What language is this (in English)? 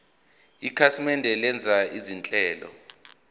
Zulu